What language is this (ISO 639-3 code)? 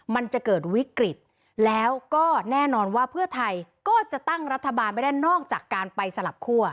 tha